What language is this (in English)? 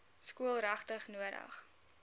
Afrikaans